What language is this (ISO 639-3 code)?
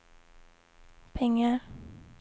swe